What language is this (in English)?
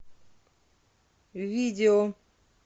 Russian